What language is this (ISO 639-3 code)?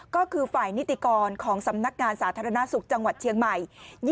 tha